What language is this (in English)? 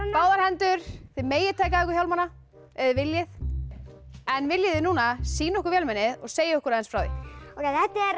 Icelandic